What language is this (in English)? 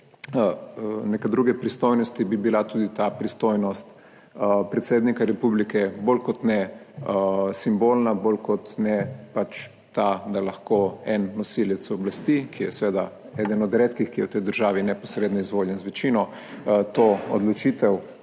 Slovenian